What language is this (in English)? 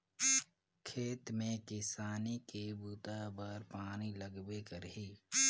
Chhattisgarhi